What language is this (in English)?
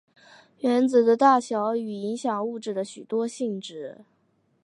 Chinese